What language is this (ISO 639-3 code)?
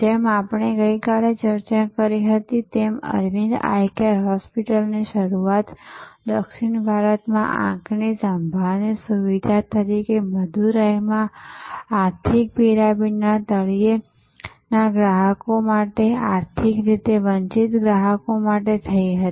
guj